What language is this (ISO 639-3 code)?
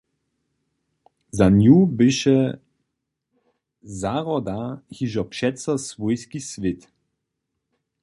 hsb